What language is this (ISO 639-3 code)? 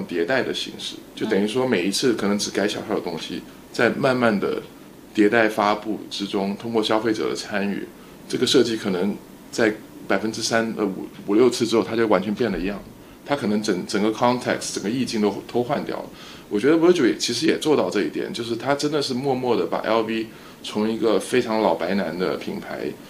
zho